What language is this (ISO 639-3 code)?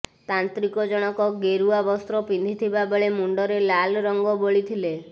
ori